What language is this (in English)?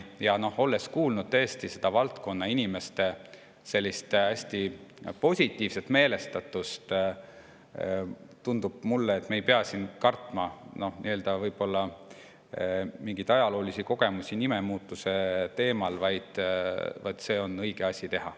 Estonian